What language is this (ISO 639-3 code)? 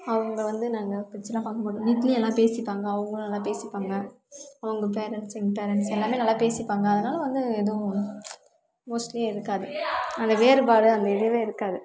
tam